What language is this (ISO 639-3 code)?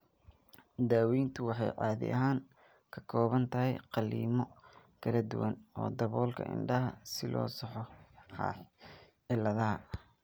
som